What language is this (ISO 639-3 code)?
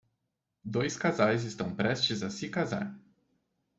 por